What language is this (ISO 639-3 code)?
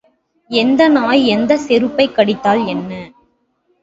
tam